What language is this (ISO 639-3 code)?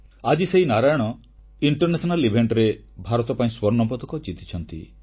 ori